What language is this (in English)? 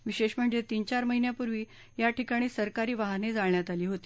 Marathi